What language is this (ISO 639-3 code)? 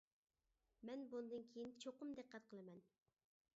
uig